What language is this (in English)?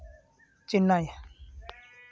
Santali